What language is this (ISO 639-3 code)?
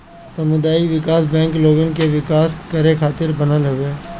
bho